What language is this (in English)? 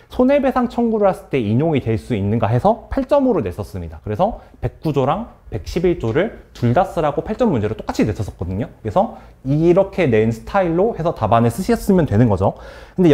Korean